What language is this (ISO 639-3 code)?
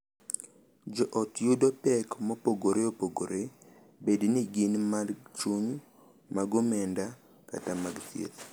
luo